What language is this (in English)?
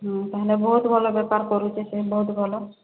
Odia